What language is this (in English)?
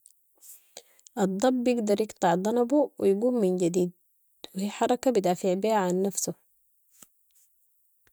Sudanese Arabic